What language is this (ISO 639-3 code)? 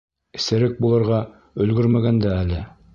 bak